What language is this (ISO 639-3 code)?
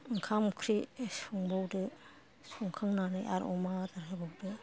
brx